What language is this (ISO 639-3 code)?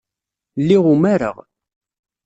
kab